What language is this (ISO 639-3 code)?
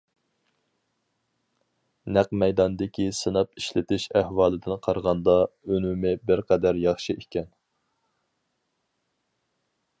uig